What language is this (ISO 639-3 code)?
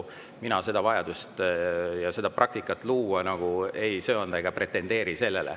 est